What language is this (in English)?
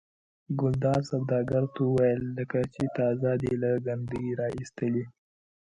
Pashto